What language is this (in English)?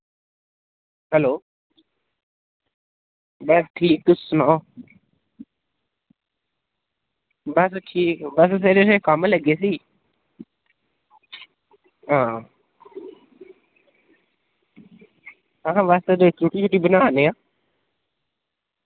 Dogri